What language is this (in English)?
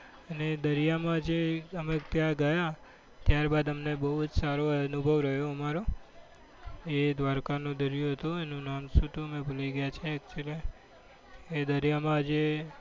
Gujarati